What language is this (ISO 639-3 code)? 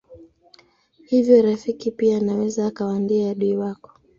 swa